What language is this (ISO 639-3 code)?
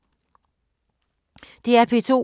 dan